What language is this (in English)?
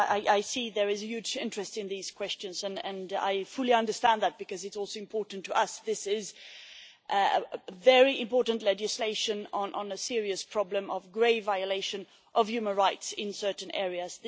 English